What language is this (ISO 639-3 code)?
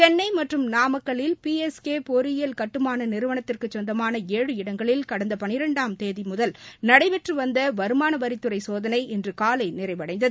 tam